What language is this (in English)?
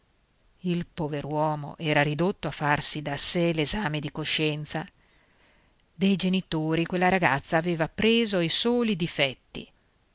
Italian